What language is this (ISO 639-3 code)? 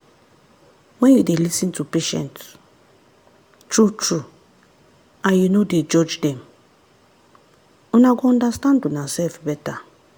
pcm